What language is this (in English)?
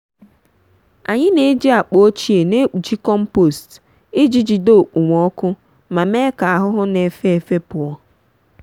Igbo